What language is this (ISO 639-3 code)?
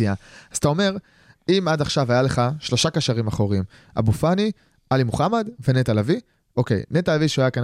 heb